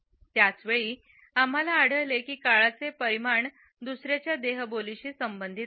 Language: Marathi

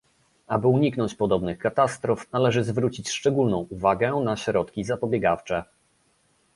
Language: Polish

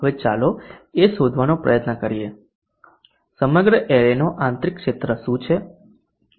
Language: Gujarati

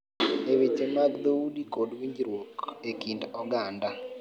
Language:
Luo (Kenya and Tanzania)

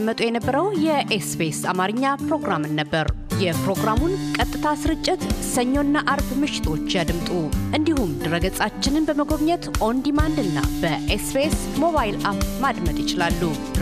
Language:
Amharic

